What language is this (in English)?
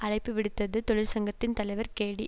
Tamil